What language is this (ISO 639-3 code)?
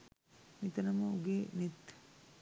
sin